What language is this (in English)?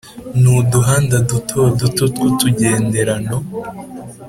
Kinyarwanda